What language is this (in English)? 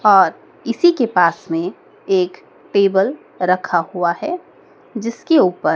Hindi